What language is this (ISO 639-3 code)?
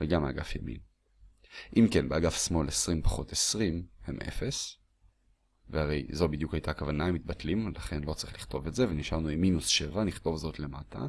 heb